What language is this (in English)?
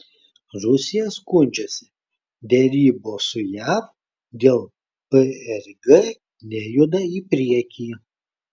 Lithuanian